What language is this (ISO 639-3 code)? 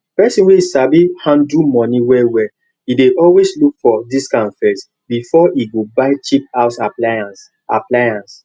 pcm